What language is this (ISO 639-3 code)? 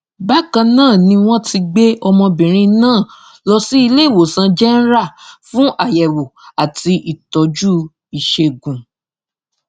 yor